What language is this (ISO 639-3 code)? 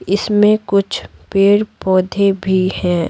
hin